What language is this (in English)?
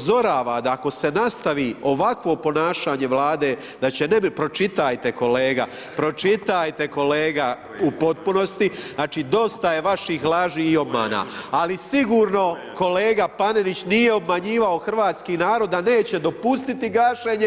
Croatian